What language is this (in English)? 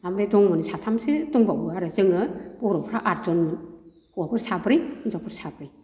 Bodo